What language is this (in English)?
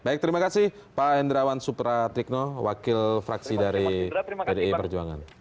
Indonesian